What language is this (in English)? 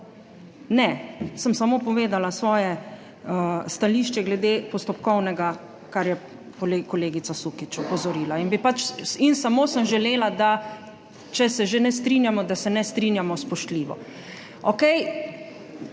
Slovenian